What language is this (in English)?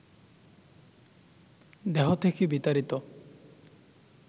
Bangla